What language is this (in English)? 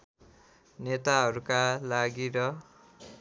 Nepali